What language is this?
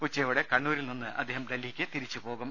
Malayalam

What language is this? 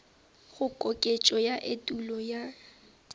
Northern Sotho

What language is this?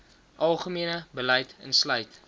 Afrikaans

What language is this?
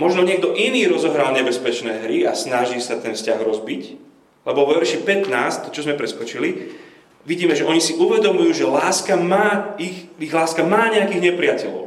Slovak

